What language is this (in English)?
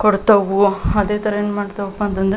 Kannada